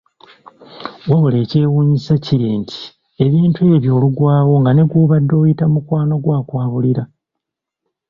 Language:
Ganda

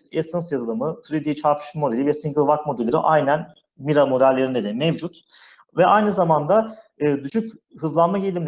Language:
Turkish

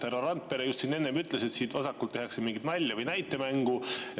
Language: Estonian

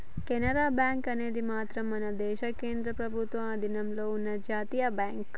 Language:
Telugu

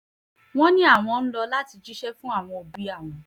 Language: Yoruba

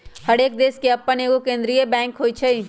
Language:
Magahi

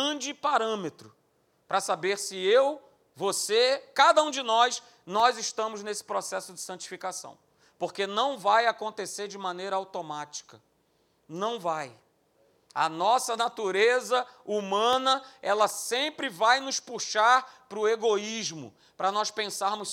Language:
Portuguese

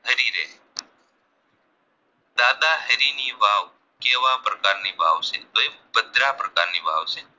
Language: Gujarati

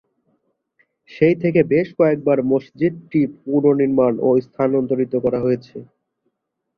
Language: Bangla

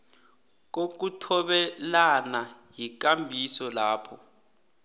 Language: South Ndebele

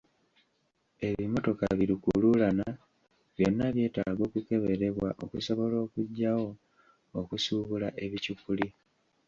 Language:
Ganda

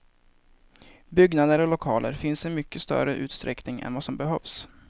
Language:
Swedish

